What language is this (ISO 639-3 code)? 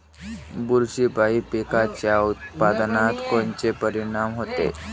mar